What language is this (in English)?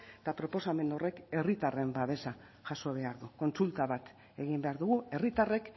Basque